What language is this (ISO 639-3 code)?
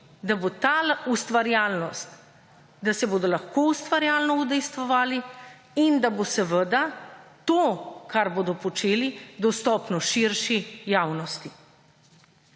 slv